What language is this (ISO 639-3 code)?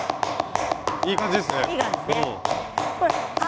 jpn